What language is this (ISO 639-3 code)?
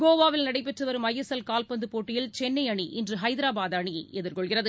tam